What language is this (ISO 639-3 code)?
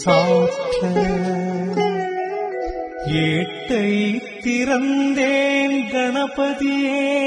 tam